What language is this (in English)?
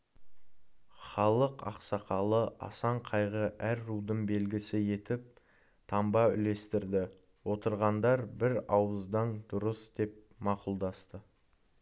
Kazakh